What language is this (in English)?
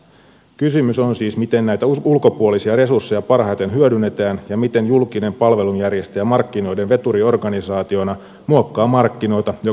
Finnish